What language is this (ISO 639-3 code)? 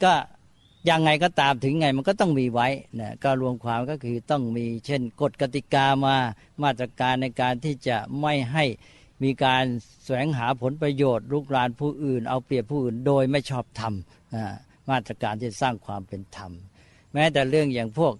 tha